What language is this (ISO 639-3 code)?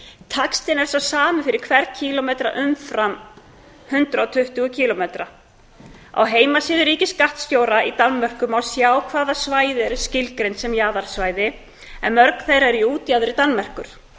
isl